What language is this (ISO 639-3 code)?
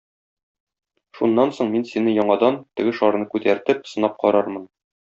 tat